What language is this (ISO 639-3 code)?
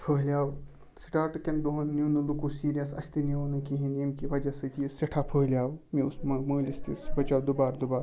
kas